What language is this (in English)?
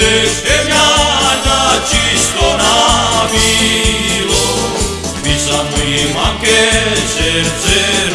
Slovak